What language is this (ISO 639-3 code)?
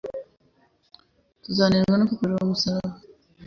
kin